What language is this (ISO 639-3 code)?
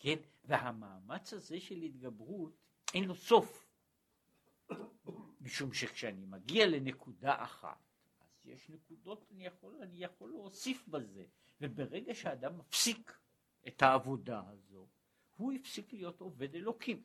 heb